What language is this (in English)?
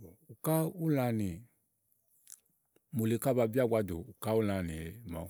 Igo